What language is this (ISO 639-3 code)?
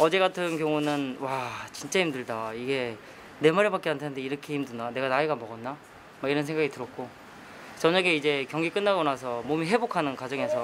kor